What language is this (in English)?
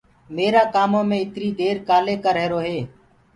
Gurgula